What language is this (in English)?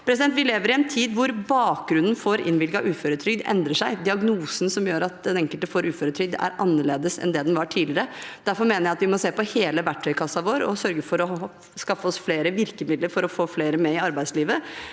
Norwegian